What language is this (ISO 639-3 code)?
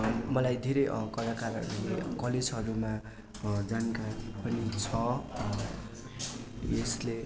nep